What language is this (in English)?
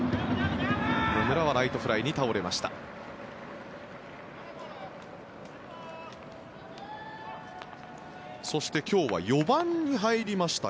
Japanese